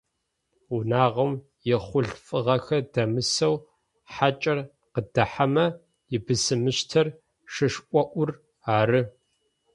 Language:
Adyghe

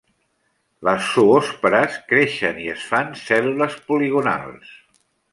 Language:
Catalan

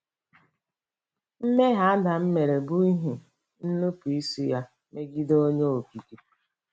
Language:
Igbo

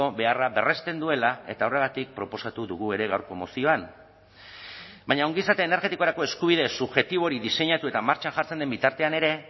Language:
Basque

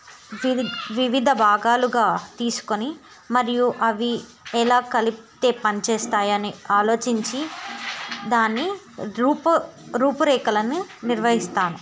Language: Telugu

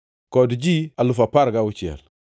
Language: Luo (Kenya and Tanzania)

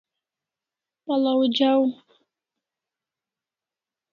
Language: Kalasha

